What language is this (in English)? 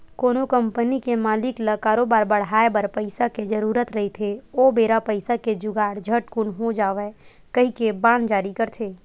Chhattisgarhi